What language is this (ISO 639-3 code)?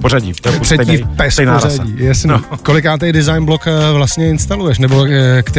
ces